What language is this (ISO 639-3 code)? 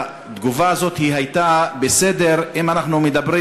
heb